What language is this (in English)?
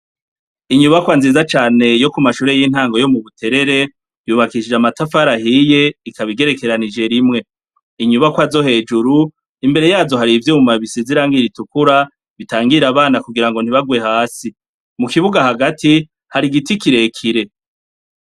Rundi